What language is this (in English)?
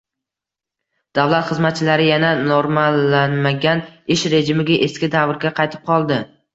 Uzbek